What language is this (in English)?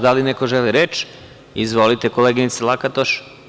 Serbian